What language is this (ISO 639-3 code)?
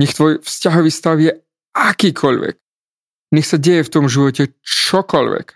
slk